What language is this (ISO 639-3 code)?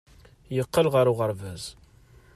kab